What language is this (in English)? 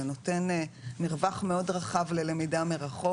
Hebrew